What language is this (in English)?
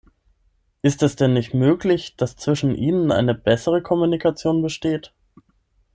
German